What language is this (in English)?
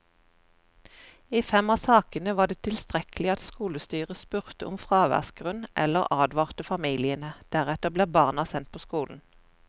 Norwegian